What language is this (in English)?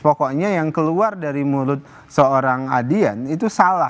Indonesian